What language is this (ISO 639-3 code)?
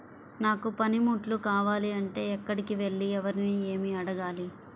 tel